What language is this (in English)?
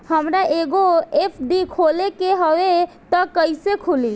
Bhojpuri